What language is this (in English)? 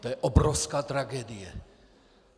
Czech